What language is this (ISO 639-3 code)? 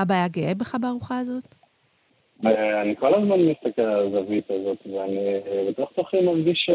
heb